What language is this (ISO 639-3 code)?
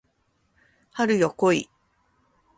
jpn